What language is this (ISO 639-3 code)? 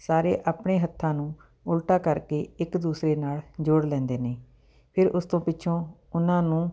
pan